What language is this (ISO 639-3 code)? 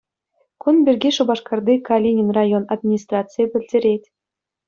chv